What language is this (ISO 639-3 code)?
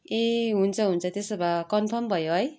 nep